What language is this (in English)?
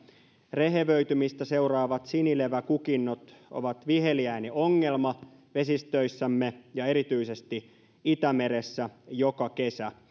Finnish